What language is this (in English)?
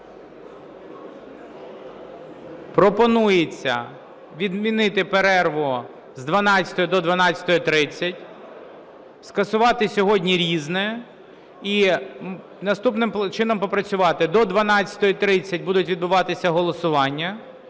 Ukrainian